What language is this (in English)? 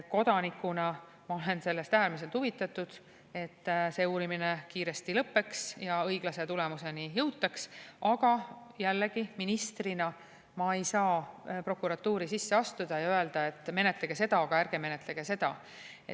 Estonian